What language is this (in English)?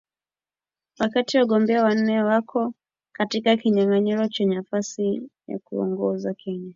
Swahili